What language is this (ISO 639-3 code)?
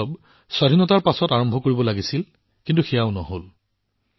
asm